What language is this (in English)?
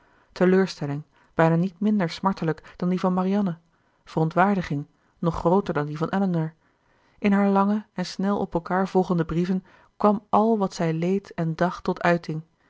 Dutch